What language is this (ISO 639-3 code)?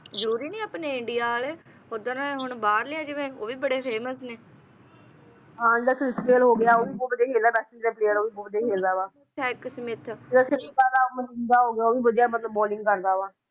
pan